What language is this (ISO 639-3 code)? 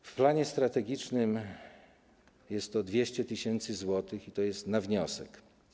pol